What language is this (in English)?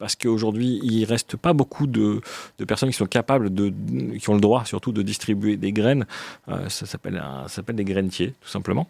French